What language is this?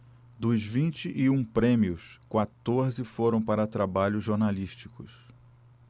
Portuguese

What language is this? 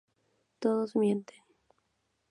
Spanish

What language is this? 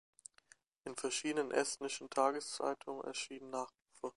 German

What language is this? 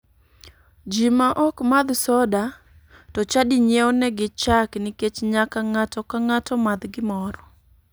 Luo (Kenya and Tanzania)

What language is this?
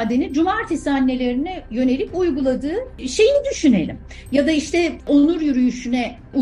Turkish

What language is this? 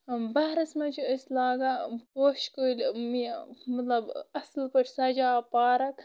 Kashmiri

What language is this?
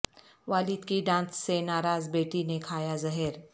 Urdu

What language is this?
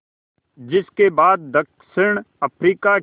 Hindi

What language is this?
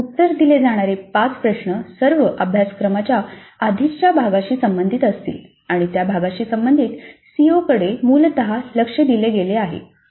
Marathi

